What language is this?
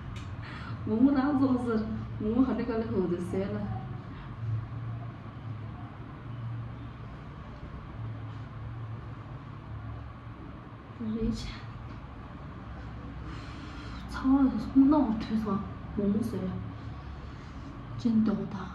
Korean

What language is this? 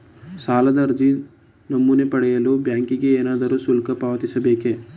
Kannada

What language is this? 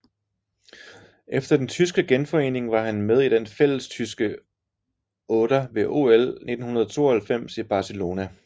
Danish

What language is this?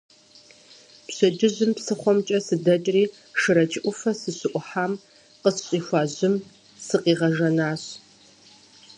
Kabardian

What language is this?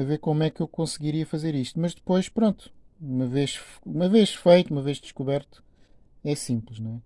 Portuguese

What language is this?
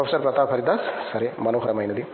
Telugu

